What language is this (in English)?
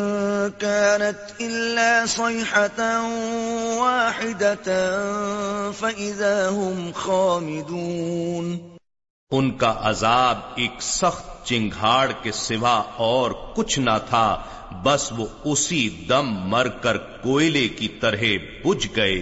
Urdu